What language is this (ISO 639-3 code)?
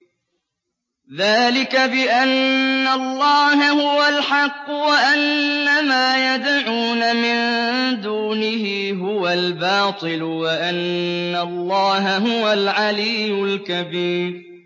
ara